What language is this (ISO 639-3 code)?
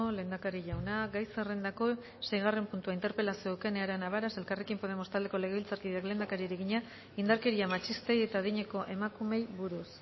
eus